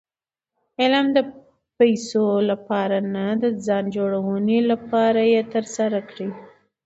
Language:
Pashto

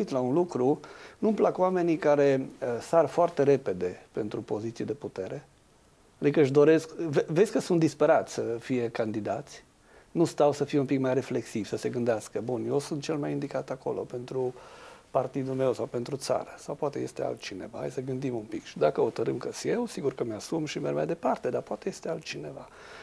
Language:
Romanian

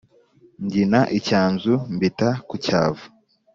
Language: Kinyarwanda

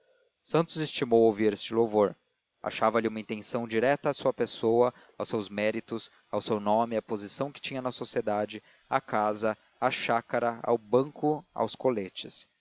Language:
Portuguese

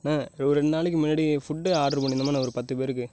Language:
Tamil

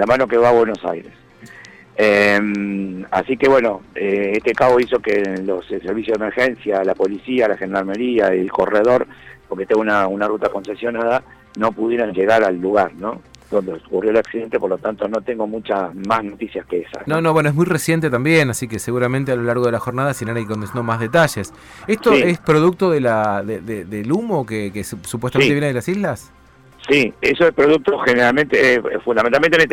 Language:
Spanish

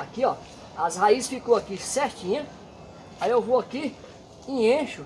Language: Portuguese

